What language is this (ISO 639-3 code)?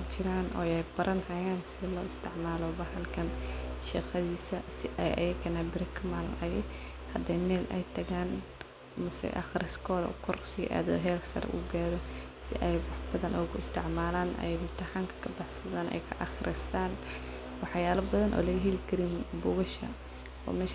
som